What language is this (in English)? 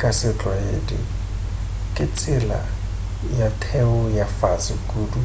Northern Sotho